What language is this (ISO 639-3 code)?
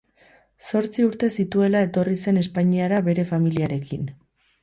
eus